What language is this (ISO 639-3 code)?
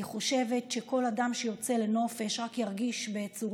heb